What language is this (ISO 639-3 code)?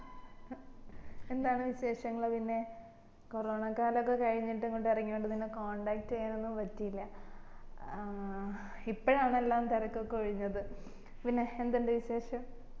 mal